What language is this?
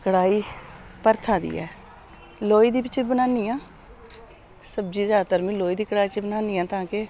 Dogri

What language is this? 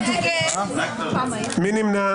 Hebrew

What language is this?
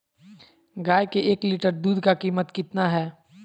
Magahi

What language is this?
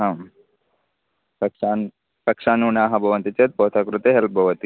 Sanskrit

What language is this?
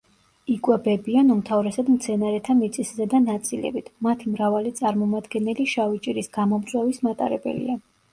Georgian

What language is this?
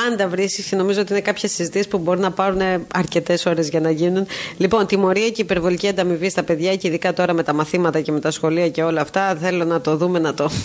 Greek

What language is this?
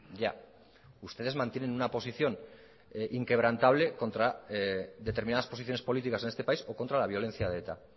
Spanish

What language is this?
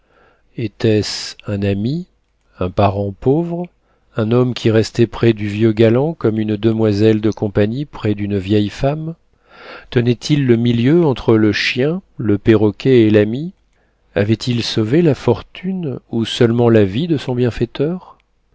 French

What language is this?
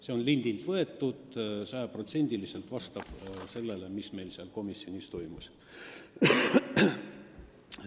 Estonian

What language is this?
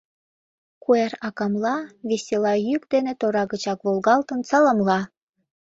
Mari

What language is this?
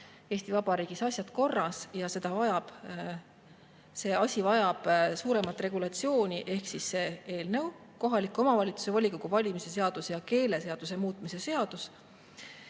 Estonian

